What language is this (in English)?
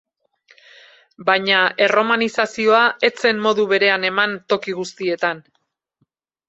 Basque